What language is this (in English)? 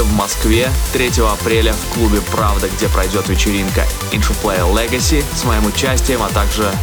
Russian